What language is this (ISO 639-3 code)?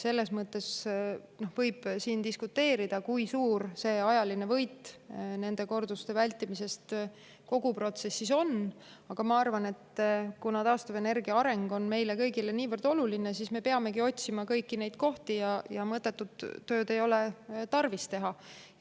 est